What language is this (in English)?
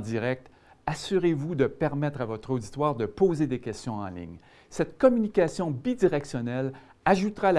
French